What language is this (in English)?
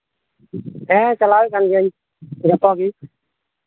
Santali